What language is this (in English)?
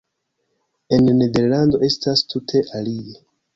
Esperanto